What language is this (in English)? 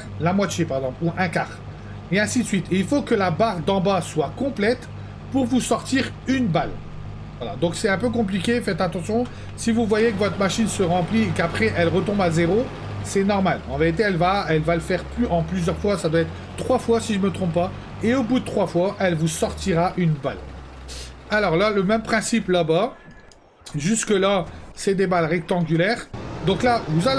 French